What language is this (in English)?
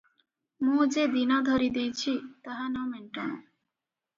Odia